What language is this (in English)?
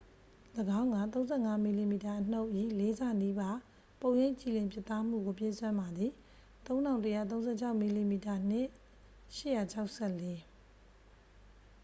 Burmese